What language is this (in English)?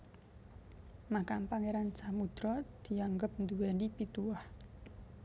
Javanese